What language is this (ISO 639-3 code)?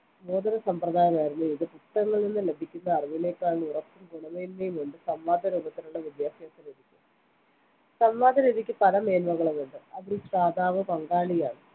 mal